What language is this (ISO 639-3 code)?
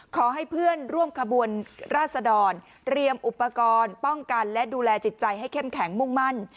tha